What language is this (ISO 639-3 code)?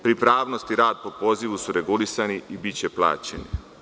srp